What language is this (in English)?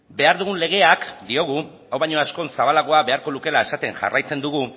Basque